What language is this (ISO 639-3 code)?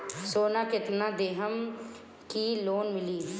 bho